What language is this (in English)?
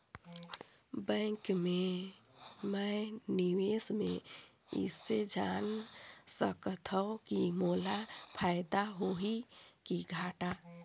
Chhattisgarhi